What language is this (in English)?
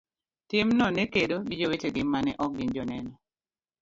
Luo (Kenya and Tanzania)